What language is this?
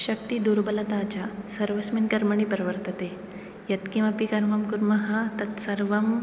Sanskrit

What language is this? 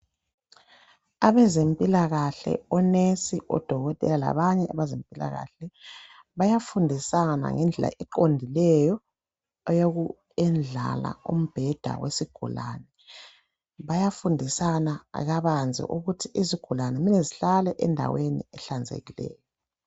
North Ndebele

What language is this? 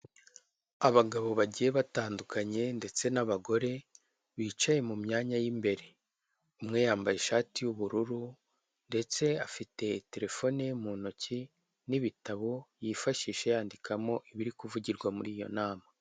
Kinyarwanda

